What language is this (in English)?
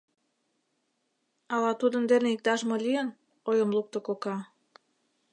Mari